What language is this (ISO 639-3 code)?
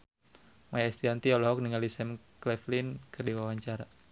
sun